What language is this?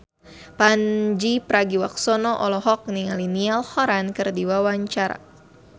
Sundanese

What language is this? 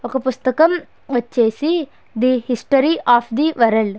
Telugu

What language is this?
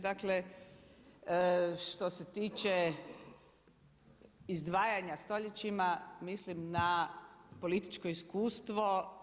Croatian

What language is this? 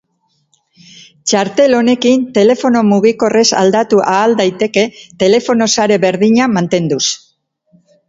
Basque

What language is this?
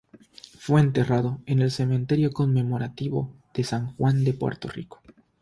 Spanish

